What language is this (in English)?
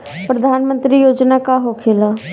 Bhojpuri